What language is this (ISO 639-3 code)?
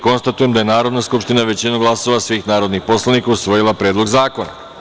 srp